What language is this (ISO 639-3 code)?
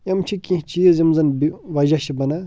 kas